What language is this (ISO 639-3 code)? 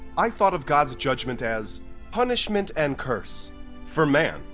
eng